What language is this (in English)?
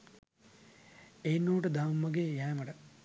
Sinhala